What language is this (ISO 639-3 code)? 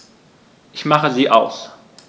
deu